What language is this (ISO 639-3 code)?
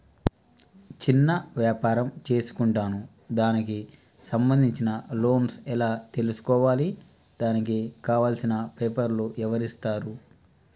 tel